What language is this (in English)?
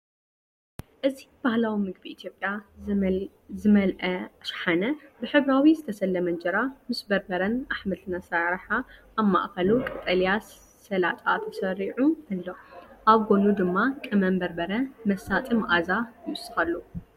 Tigrinya